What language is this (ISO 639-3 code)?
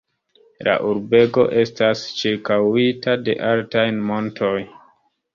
epo